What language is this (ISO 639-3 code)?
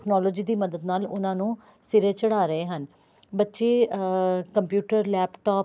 pan